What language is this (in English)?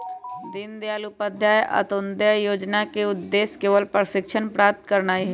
Magahi